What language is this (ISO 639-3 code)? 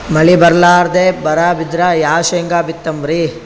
kan